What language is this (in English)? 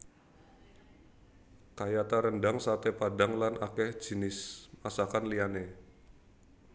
Javanese